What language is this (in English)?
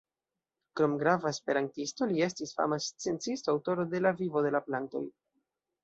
Esperanto